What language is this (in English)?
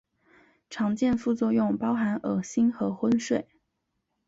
Chinese